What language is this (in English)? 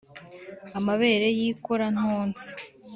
Kinyarwanda